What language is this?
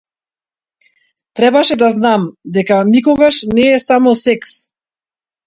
Macedonian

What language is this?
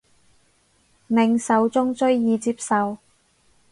Cantonese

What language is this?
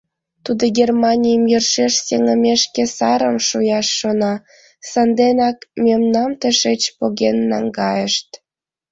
Mari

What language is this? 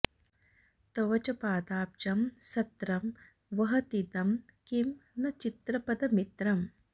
Sanskrit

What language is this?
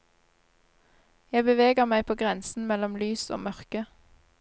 Norwegian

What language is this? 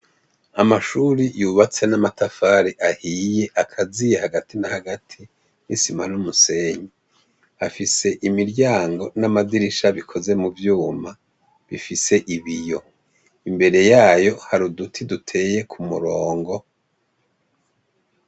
Rundi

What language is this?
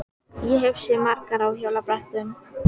Icelandic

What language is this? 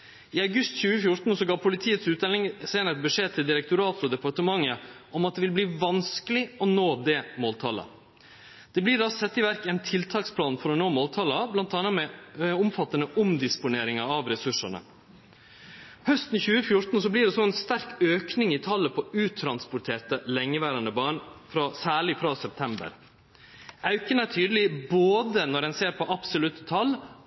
Norwegian Nynorsk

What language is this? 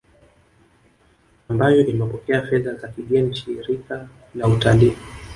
Swahili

